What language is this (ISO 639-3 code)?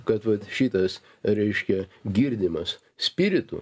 lit